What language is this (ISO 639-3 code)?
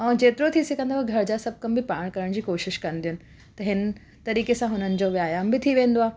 snd